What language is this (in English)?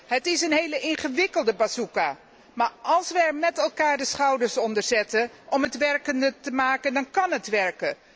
Dutch